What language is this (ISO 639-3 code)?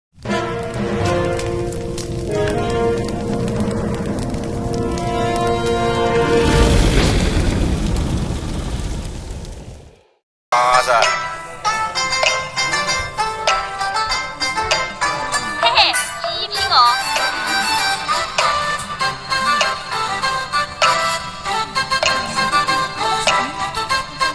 ind